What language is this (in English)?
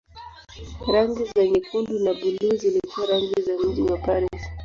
Swahili